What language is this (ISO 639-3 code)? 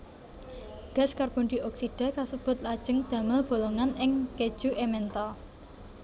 jav